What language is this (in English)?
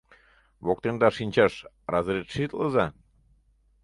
Mari